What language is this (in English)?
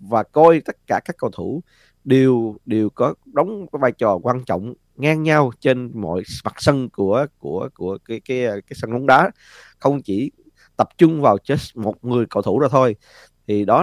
Vietnamese